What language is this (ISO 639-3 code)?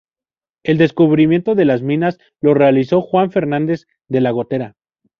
spa